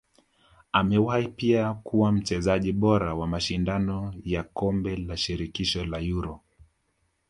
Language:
Swahili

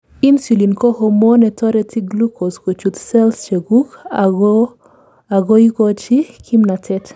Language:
Kalenjin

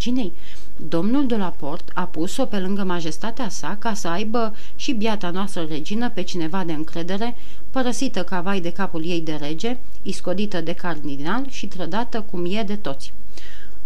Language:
Romanian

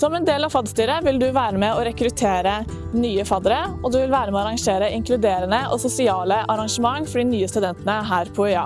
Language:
Norwegian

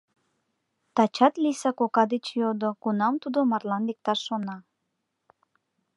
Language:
Mari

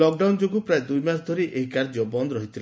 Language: Odia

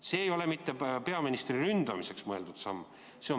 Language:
Estonian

